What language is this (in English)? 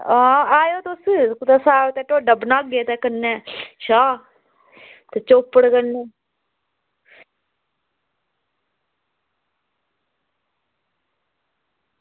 Dogri